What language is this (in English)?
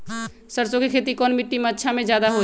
Magahi